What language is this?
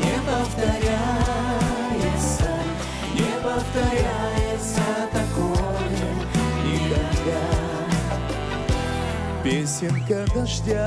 Russian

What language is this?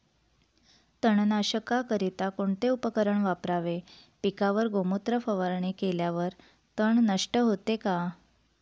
Marathi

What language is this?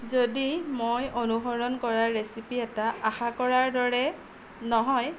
Assamese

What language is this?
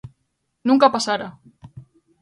Galician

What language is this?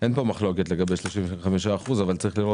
Hebrew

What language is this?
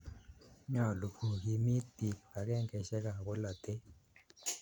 Kalenjin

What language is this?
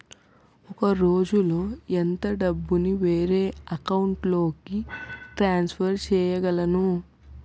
Telugu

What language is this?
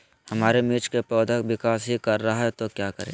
Magahi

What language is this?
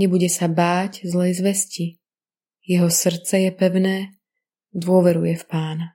Slovak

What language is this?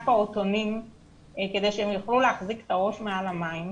Hebrew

